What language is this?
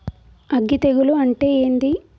Telugu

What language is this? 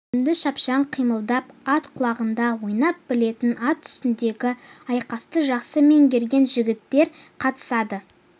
Kazakh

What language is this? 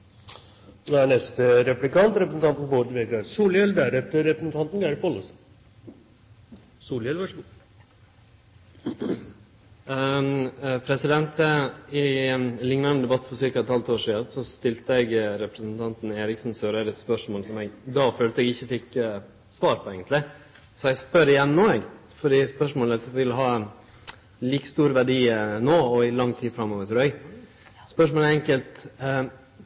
Norwegian Nynorsk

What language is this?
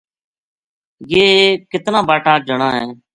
Gujari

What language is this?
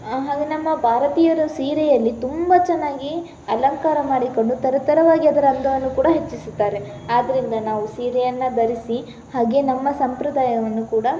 Kannada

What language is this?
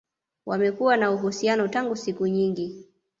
Swahili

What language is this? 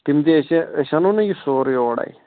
Kashmiri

